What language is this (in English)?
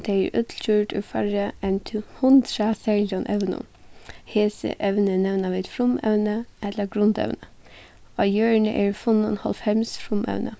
Faroese